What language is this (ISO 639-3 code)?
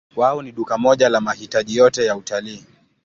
swa